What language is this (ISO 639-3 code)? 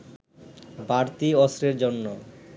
ben